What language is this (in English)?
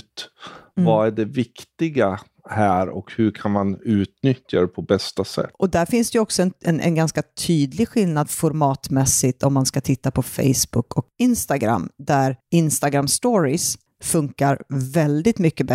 Swedish